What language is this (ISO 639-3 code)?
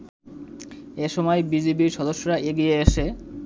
ben